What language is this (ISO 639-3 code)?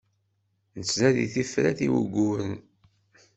kab